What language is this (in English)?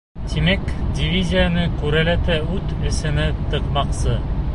Bashkir